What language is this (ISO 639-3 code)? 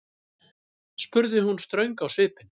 isl